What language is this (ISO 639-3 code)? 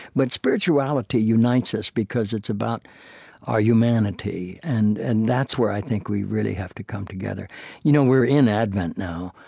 eng